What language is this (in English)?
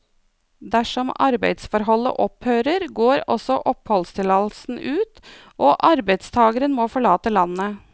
Norwegian